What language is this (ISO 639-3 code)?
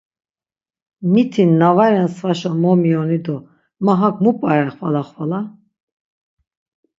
lzz